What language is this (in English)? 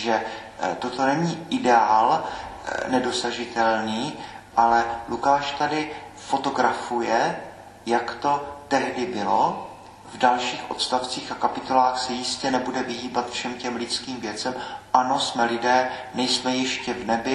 Czech